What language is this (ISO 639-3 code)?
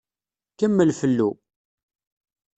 kab